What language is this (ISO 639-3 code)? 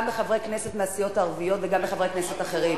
heb